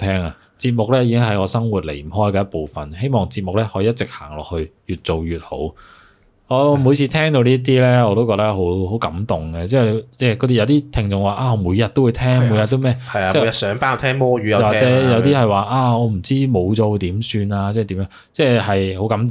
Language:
Chinese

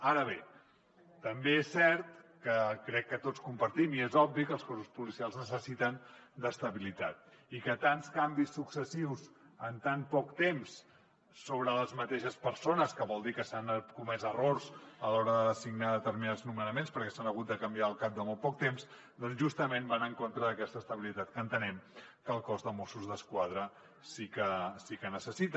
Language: Catalan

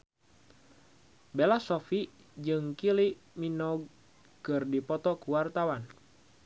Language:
Sundanese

